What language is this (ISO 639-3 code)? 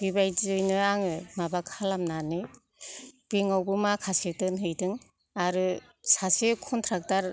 brx